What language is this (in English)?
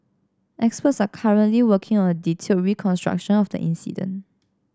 English